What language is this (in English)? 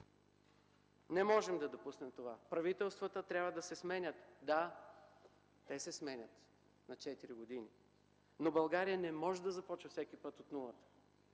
Bulgarian